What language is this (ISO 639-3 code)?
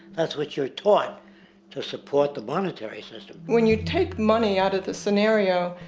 eng